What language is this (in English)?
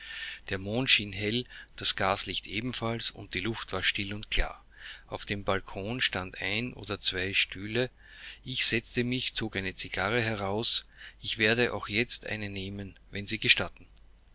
German